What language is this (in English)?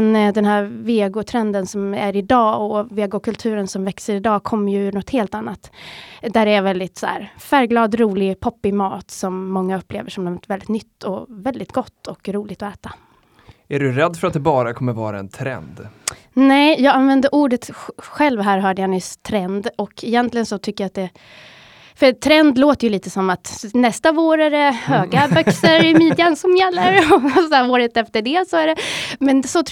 Swedish